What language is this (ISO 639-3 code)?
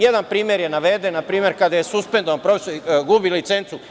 srp